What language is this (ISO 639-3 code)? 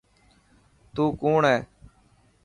mki